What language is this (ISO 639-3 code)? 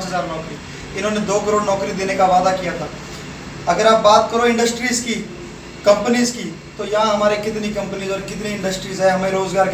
hin